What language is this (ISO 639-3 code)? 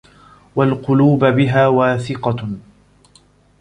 ara